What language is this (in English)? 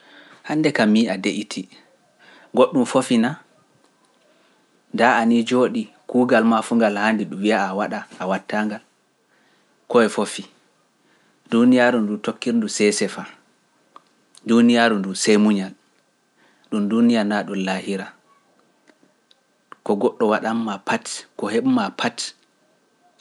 Pular